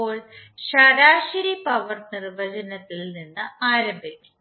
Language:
Malayalam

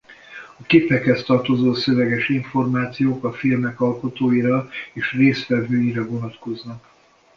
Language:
Hungarian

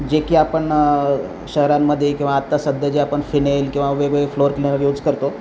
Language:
Marathi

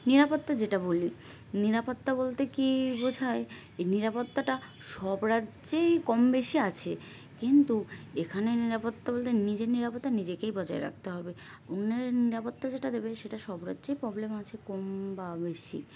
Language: Bangla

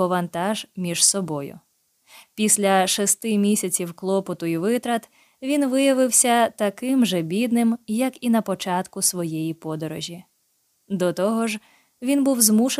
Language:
Ukrainian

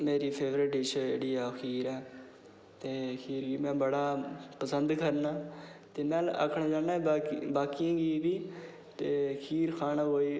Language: Dogri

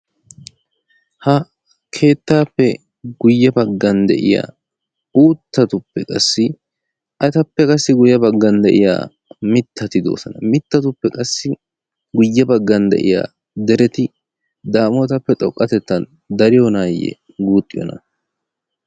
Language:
Wolaytta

